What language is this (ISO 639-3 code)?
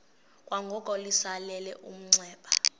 xho